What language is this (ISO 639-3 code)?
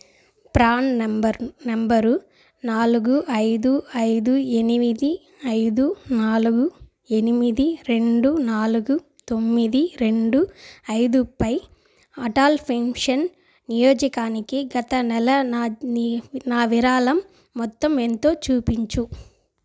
tel